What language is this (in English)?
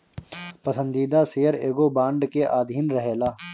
Bhojpuri